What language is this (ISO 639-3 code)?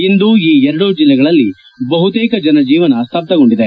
kan